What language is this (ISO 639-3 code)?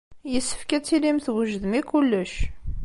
kab